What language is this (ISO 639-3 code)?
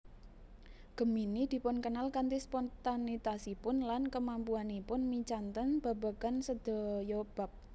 jav